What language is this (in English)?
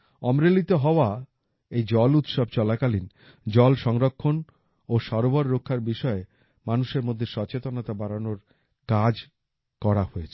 Bangla